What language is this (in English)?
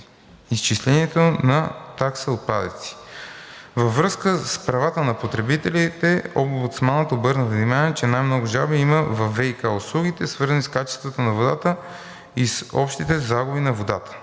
Bulgarian